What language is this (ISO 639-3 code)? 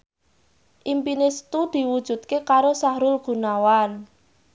jav